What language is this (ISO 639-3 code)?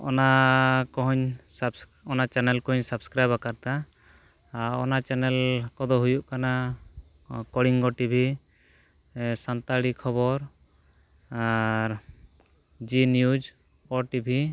sat